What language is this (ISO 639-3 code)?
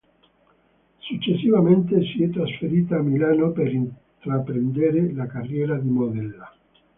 ita